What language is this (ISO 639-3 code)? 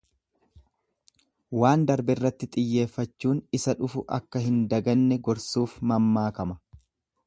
orm